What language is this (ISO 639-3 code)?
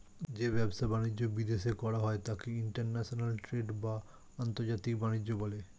ben